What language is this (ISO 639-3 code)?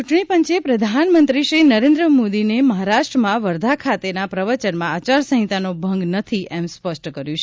guj